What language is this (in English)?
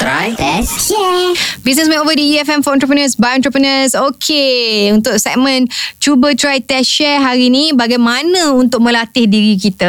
Malay